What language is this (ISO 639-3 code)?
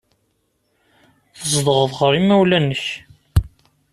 kab